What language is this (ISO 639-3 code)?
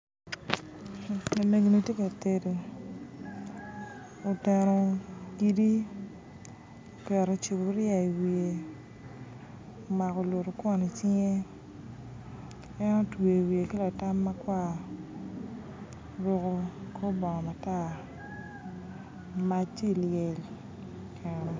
ach